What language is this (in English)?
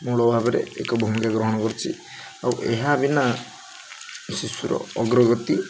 Odia